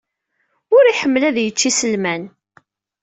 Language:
Kabyle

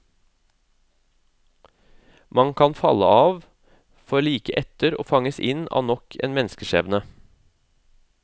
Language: Norwegian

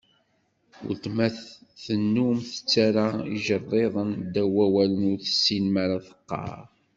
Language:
Kabyle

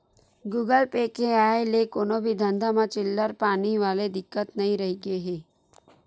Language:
Chhattisgarhi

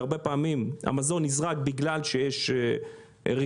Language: Hebrew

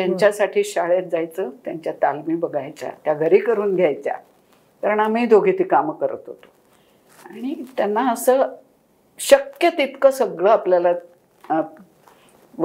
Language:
Marathi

